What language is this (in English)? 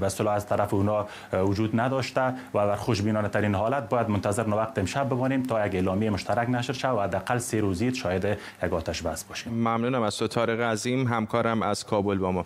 Persian